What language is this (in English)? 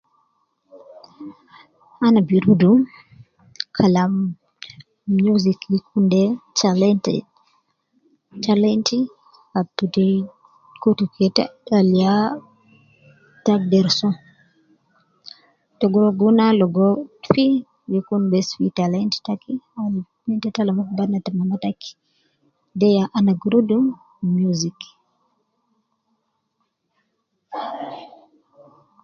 Nubi